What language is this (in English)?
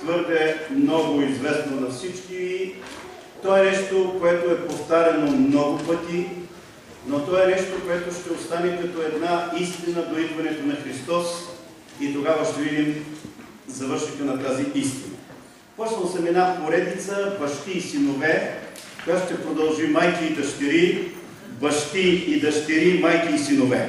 Bulgarian